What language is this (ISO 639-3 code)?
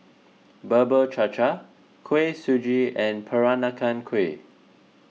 eng